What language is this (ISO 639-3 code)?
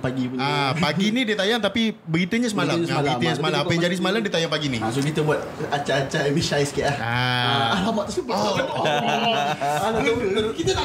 msa